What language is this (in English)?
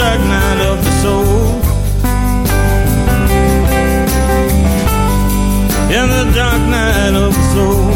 Polish